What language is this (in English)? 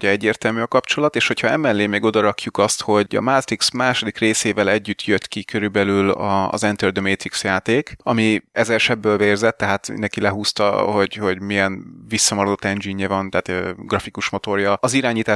Hungarian